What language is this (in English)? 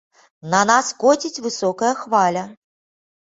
Belarusian